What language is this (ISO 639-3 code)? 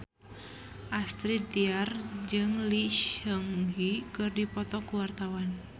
sun